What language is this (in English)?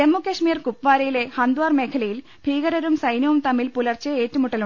Malayalam